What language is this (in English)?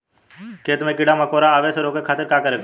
Bhojpuri